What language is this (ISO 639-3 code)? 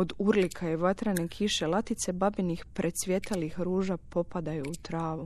hrv